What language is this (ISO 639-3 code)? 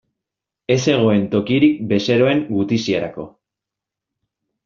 eus